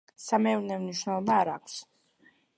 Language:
Georgian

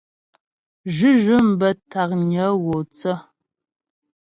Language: Ghomala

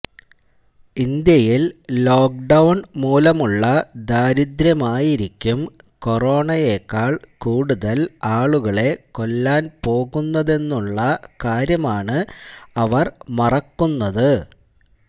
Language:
Malayalam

